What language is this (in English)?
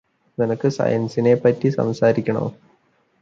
Malayalam